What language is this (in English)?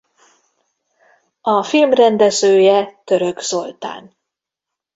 Hungarian